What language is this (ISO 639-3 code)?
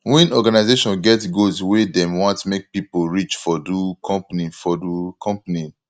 pcm